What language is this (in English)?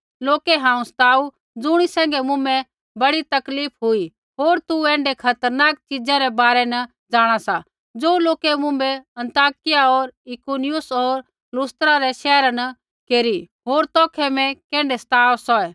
Kullu Pahari